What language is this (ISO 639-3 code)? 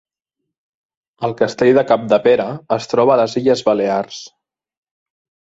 cat